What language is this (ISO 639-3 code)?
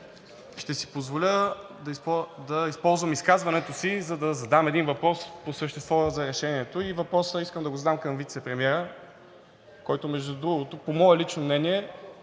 bul